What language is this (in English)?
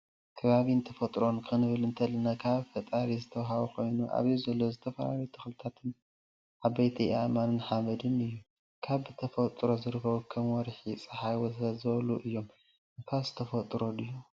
Tigrinya